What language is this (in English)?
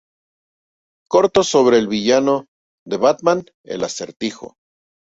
Spanish